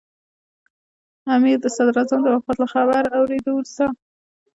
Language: Pashto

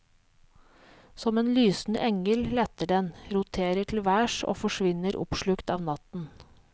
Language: Norwegian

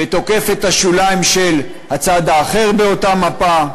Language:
Hebrew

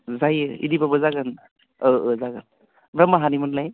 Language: Bodo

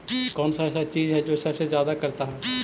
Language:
Magahi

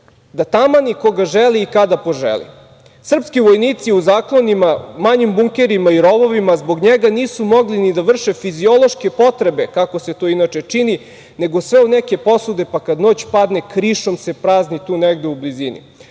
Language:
Serbian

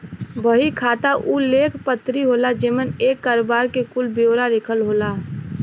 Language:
Bhojpuri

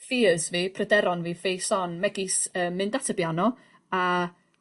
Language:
Welsh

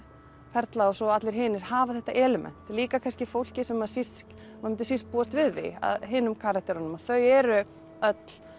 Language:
Icelandic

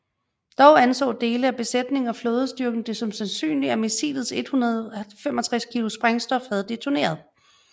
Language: Danish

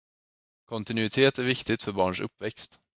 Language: Swedish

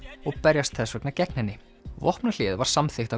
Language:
Icelandic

